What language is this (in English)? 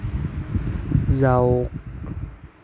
Assamese